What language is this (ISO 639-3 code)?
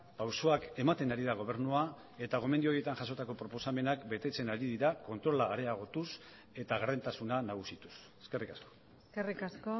eus